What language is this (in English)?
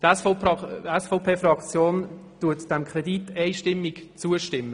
Swiss German